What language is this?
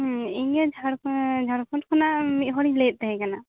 Santali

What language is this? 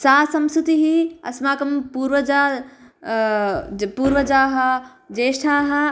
Sanskrit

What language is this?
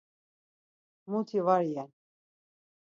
Laz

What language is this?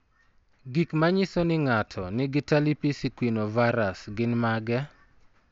Luo (Kenya and Tanzania)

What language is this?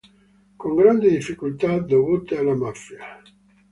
Italian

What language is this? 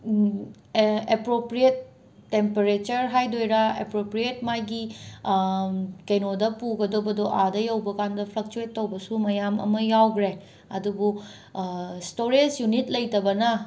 Manipuri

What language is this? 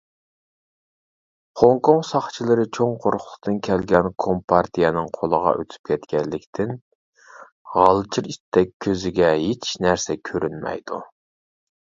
Uyghur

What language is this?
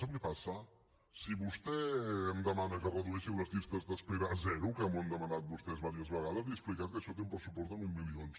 Catalan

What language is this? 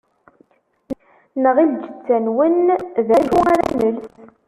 Kabyle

